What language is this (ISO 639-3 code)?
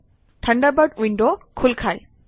asm